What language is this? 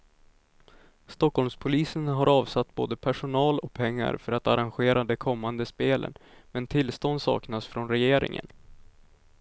Swedish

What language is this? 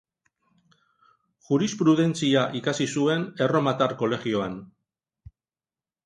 Basque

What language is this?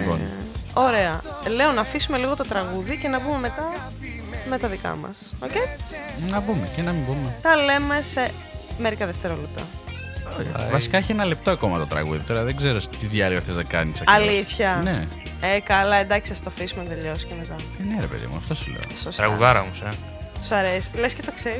Greek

